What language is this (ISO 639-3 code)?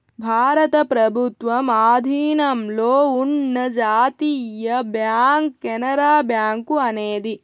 tel